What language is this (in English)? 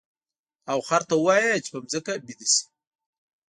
Pashto